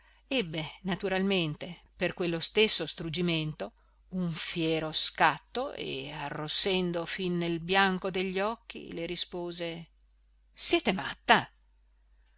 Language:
Italian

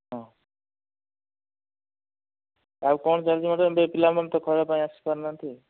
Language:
Odia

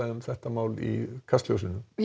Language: Icelandic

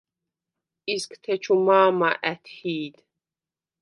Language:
Svan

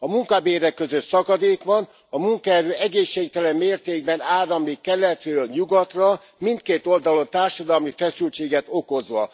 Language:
Hungarian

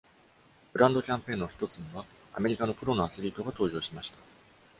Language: Japanese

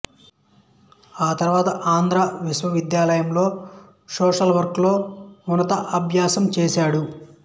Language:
Telugu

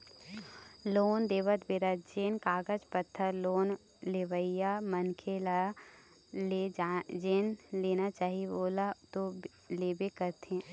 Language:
Chhattisgarhi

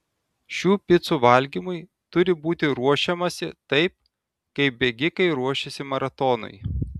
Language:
Lithuanian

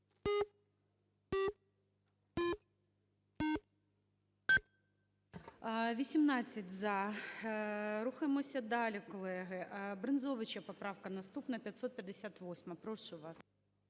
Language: Ukrainian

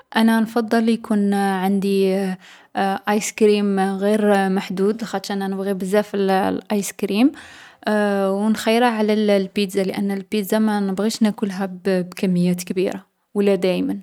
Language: Algerian Arabic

